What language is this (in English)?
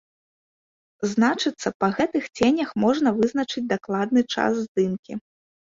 Belarusian